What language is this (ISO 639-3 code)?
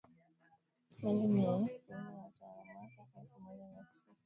swa